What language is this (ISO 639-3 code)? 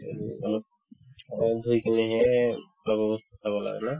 asm